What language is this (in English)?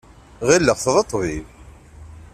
Kabyle